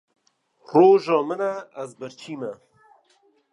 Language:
Kurdish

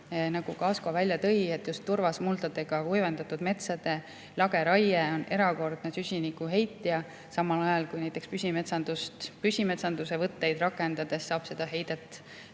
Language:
Estonian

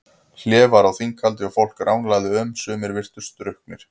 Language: Icelandic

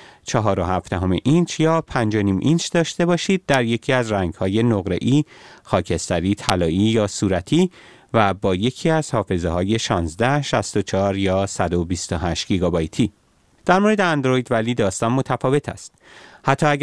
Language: Persian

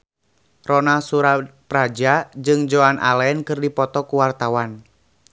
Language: Sundanese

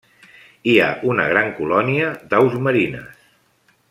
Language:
Catalan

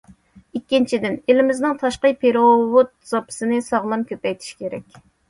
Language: Uyghur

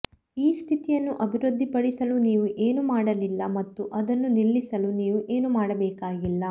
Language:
Kannada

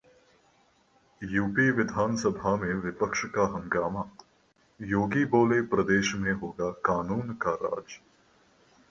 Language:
Hindi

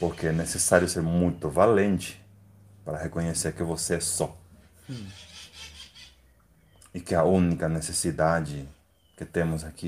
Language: Portuguese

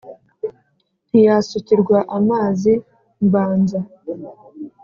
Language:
Kinyarwanda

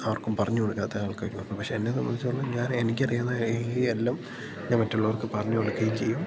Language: Malayalam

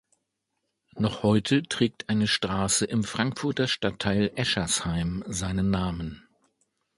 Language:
German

